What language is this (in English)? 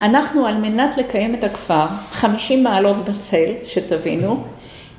Hebrew